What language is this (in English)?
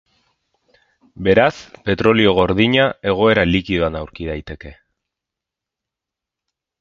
Basque